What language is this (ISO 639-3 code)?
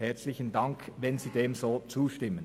gsw